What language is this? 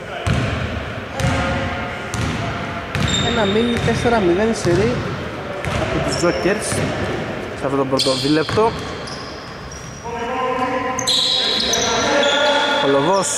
Greek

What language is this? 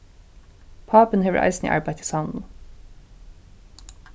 Faroese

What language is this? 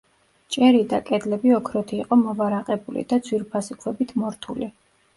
Georgian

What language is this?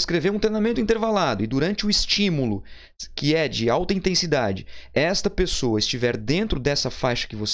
Portuguese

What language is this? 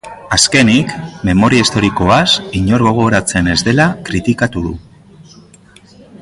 Basque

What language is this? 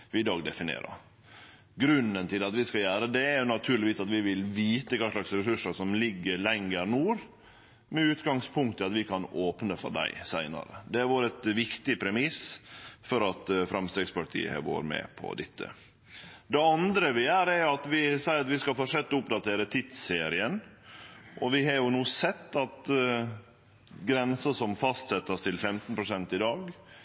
Norwegian Nynorsk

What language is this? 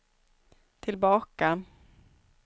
Swedish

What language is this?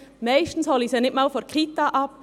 Swiss German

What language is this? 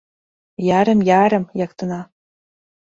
Mari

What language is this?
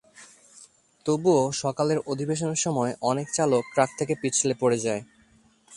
Bangla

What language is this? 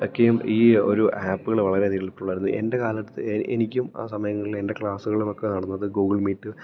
Malayalam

